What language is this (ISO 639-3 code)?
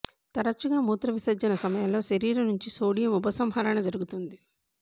tel